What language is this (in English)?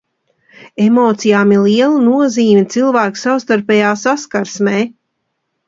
Latvian